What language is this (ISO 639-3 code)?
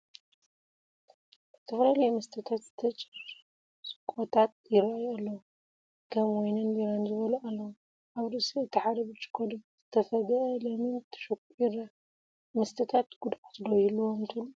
tir